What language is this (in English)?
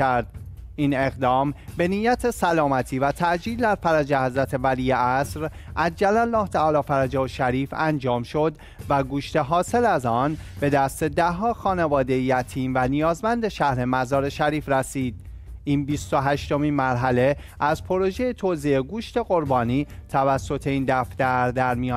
Persian